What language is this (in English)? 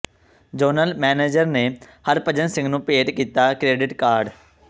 Punjabi